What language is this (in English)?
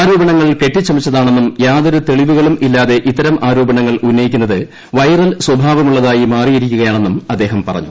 Malayalam